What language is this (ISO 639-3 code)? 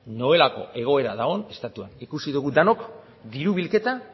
eus